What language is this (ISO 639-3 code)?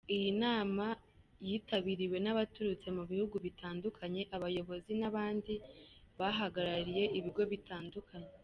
kin